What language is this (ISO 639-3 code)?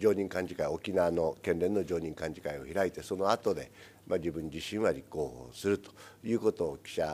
jpn